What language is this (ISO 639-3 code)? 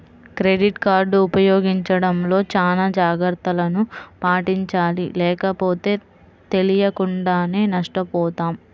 tel